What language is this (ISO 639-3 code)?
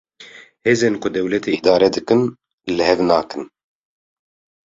kur